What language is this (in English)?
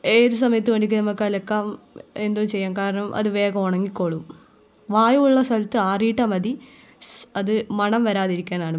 Malayalam